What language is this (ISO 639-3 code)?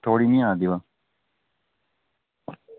doi